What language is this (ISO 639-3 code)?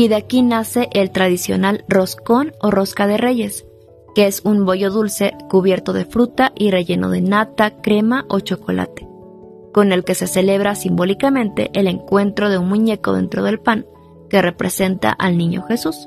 spa